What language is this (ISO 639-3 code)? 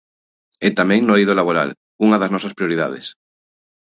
glg